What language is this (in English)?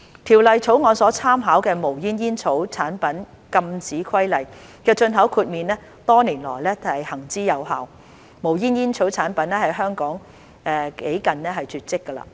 Cantonese